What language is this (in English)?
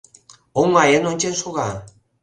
Mari